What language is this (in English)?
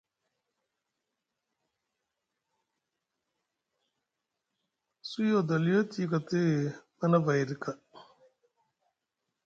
Musgu